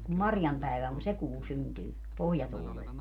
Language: Finnish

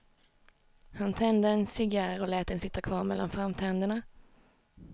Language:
Swedish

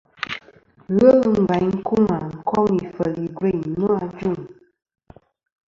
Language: Kom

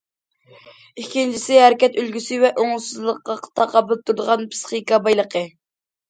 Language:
Uyghur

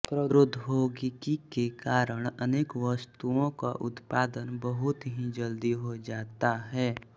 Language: Hindi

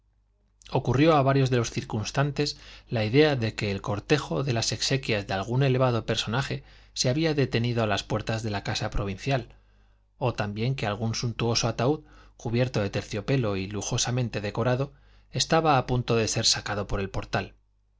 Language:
Spanish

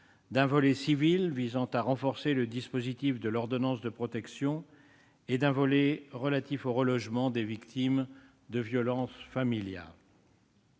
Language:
French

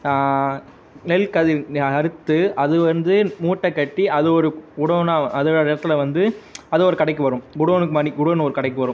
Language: Tamil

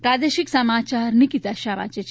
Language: Gujarati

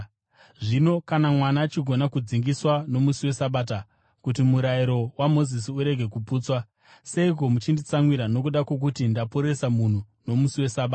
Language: Shona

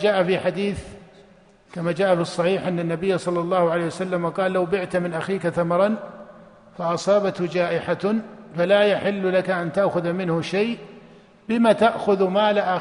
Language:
Arabic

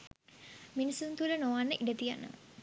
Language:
Sinhala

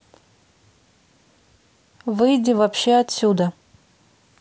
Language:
Russian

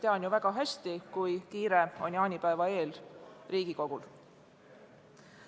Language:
Estonian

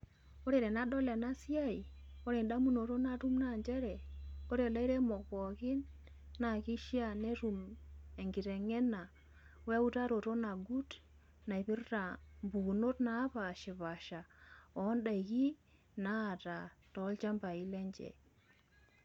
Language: Masai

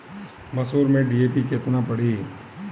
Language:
Bhojpuri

